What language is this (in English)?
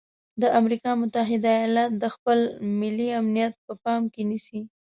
Pashto